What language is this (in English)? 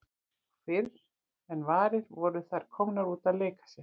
Icelandic